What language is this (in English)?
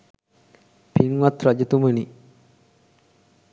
Sinhala